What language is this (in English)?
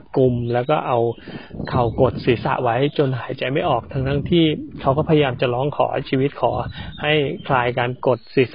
Thai